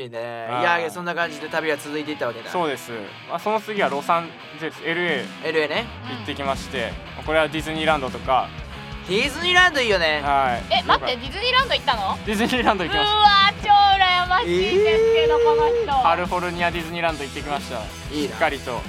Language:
Japanese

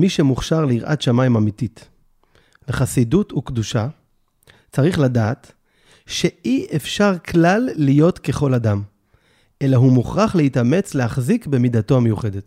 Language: Hebrew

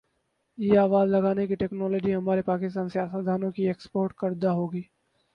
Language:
Urdu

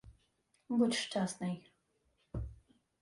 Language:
Ukrainian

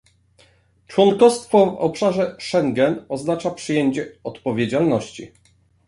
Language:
Polish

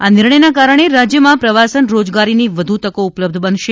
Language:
Gujarati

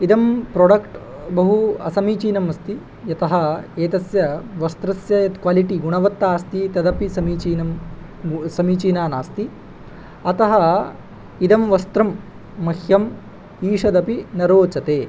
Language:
Sanskrit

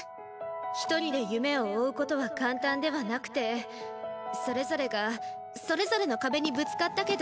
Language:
Japanese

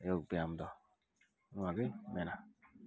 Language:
Santali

